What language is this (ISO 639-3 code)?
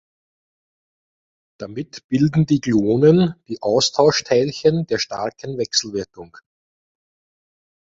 deu